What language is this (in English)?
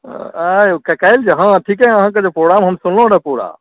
Maithili